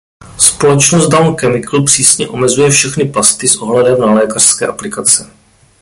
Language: Czech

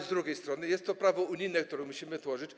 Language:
Polish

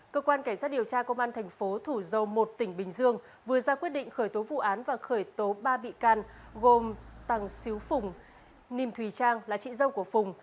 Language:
Vietnamese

